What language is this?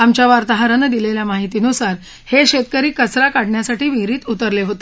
Marathi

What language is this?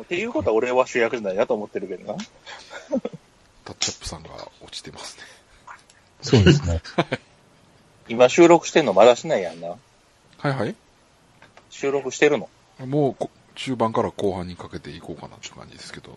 Japanese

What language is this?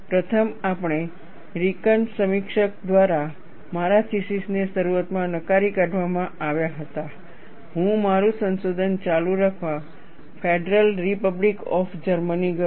Gujarati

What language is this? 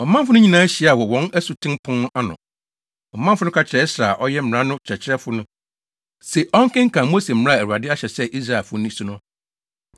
Akan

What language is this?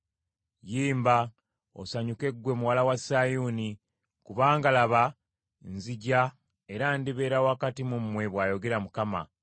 Ganda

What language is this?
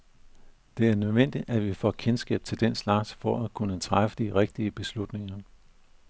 Danish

